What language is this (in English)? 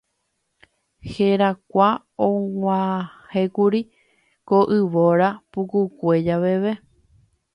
Guarani